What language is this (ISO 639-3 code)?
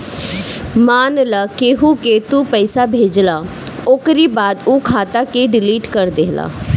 bho